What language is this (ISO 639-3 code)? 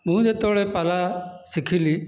ori